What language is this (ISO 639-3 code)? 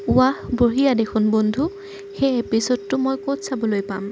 asm